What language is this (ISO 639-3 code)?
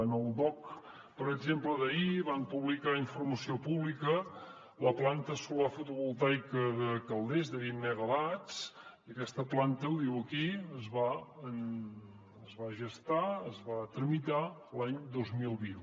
cat